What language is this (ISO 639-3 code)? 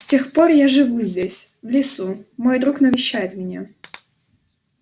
rus